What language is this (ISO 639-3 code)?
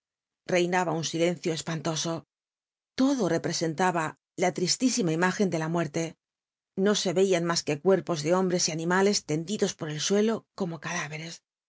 spa